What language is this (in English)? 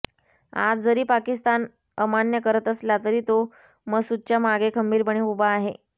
Marathi